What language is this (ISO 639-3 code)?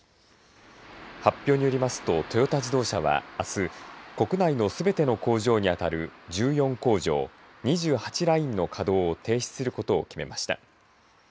jpn